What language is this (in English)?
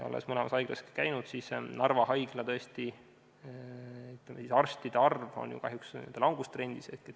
Estonian